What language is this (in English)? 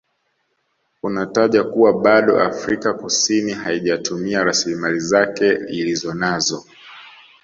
Swahili